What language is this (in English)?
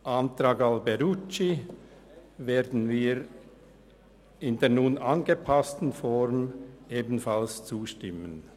Swiss German